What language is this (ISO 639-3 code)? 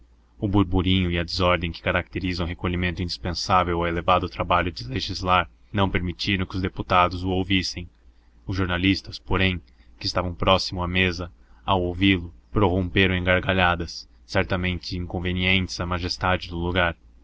por